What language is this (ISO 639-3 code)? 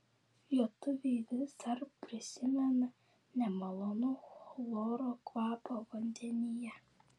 lit